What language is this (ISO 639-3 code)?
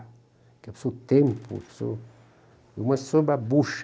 por